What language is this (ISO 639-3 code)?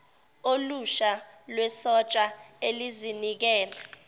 zul